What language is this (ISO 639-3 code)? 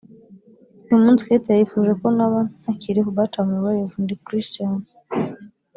kin